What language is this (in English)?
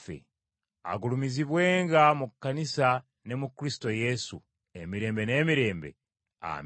Ganda